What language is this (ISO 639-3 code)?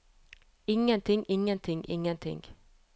nor